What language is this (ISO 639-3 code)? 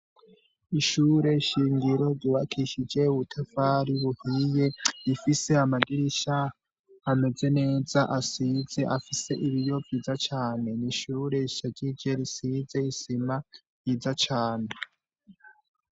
run